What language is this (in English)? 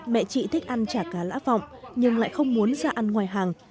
Vietnamese